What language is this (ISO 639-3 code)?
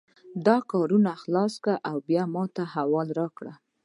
pus